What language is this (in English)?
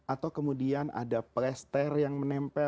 Indonesian